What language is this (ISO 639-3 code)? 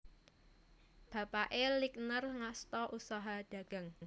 jav